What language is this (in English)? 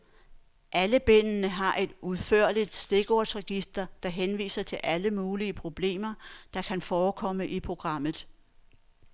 Danish